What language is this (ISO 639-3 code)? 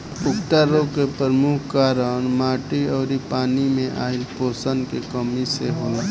bho